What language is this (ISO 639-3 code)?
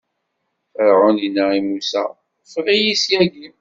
kab